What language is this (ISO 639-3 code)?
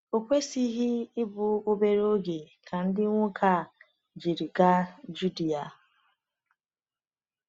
ibo